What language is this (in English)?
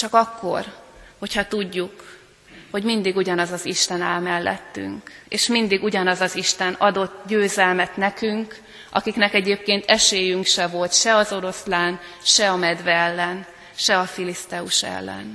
Hungarian